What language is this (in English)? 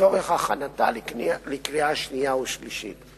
Hebrew